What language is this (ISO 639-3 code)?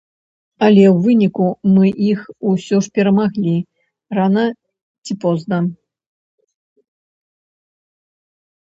bel